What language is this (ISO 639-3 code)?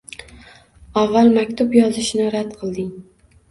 uzb